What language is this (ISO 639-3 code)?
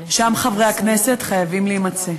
heb